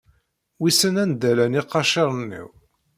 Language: Kabyle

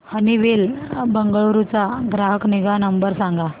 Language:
Marathi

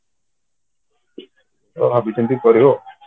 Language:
Odia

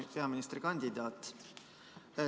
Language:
Estonian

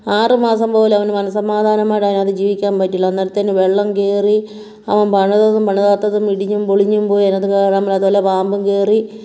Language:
Malayalam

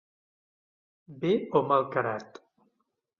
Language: Catalan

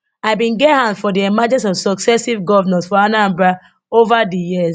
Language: Nigerian Pidgin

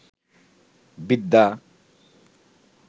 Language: Bangla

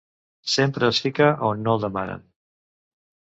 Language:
Catalan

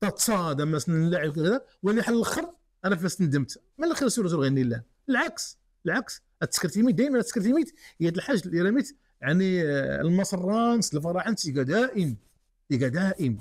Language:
Arabic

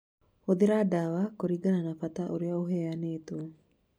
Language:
Kikuyu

